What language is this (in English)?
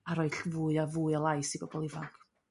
Welsh